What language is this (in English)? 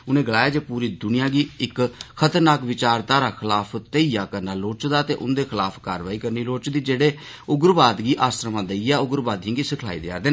Dogri